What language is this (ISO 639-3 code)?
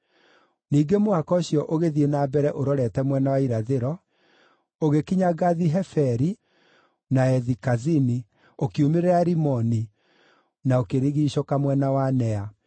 kik